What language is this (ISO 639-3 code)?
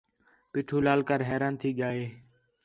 xhe